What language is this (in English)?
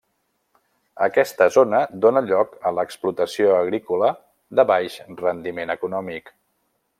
Catalan